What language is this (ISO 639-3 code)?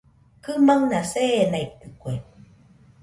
hux